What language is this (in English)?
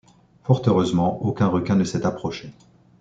French